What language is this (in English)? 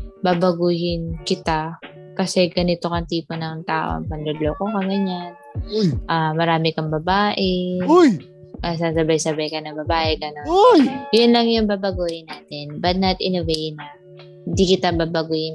Filipino